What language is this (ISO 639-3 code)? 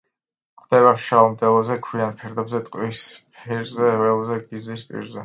kat